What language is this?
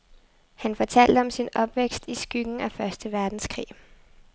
Danish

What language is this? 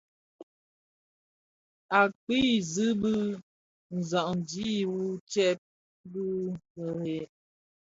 Bafia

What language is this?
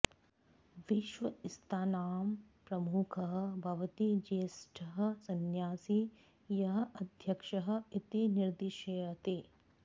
Sanskrit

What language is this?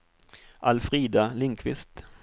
Swedish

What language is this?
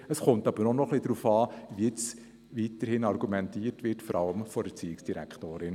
Swiss German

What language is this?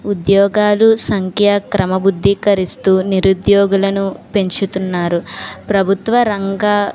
Telugu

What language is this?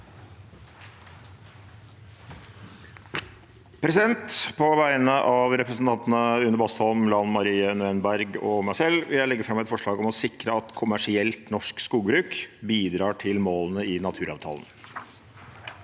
Norwegian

